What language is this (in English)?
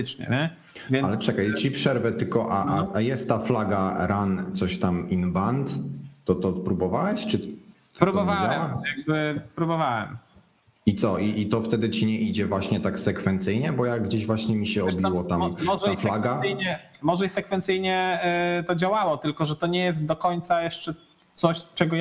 Polish